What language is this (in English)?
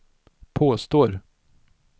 Swedish